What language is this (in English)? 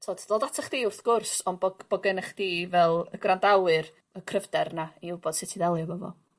Welsh